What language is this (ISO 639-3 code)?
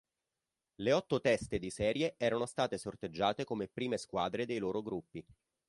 ita